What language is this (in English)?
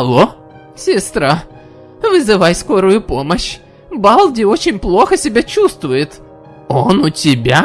Russian